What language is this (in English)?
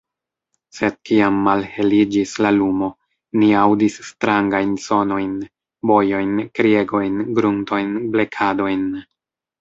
Esperanto